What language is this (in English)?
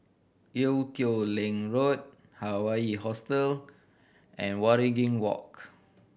English